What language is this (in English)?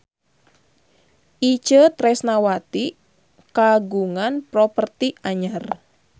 Sundanese